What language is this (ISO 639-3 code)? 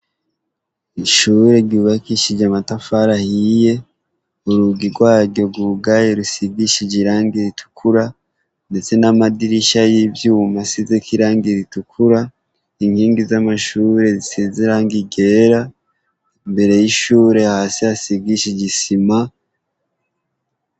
run